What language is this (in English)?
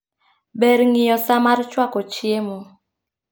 Luo (Kenya and Tanzania)